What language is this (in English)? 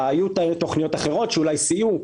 Hebrew